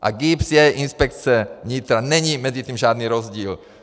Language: Czech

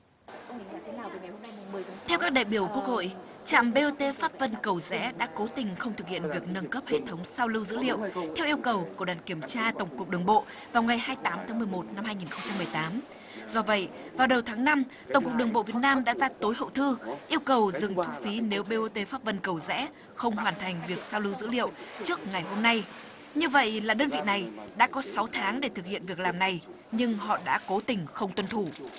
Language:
Vietnamese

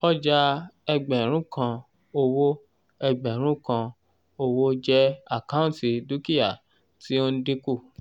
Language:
Yoruba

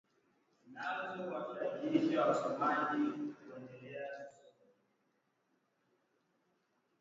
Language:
Swahili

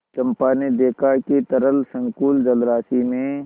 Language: Hindi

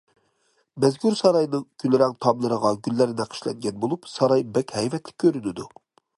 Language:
Uyghur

